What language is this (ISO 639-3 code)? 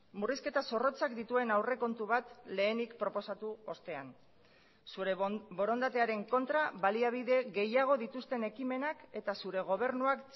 eus